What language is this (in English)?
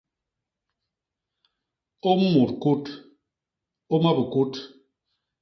Basaa